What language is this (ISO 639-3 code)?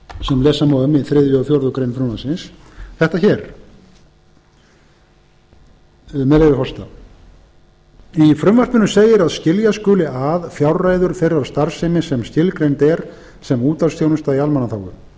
isl